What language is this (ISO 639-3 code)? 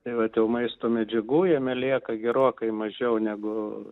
lit